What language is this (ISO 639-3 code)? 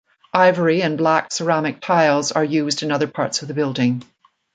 eng